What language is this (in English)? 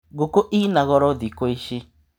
Kikuyu